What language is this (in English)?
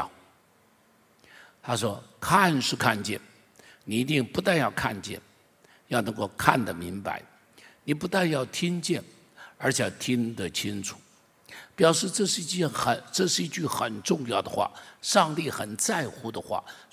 Chinese